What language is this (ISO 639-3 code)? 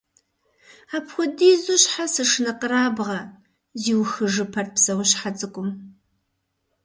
kbd